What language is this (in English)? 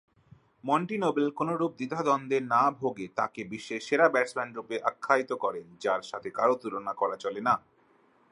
Bangla